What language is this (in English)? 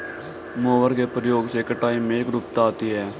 Hindi